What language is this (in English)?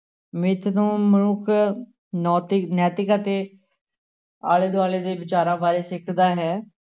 Punjabi